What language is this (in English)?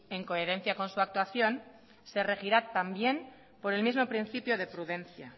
Spanish